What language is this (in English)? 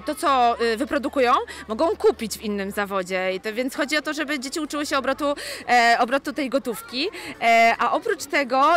Polish